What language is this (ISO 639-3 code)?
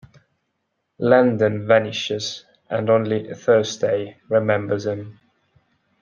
eng